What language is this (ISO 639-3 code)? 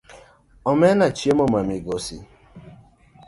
luo